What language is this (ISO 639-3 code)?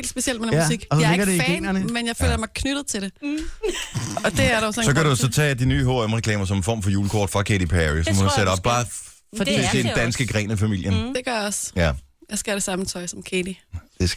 dan